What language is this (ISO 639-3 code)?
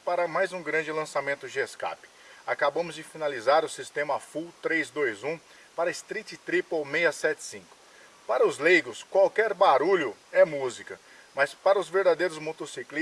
por